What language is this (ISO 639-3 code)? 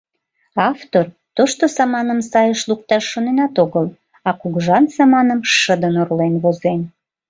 chm